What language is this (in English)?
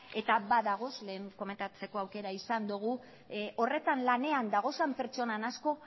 Basque